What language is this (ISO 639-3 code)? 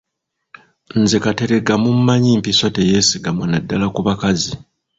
lug